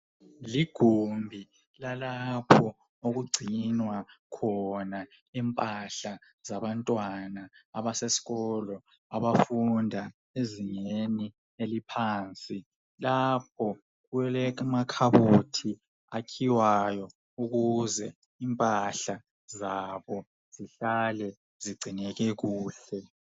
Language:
North Ndebele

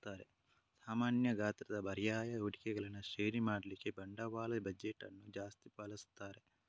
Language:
Kannada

